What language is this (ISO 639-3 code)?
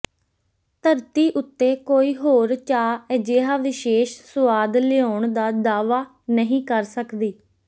pan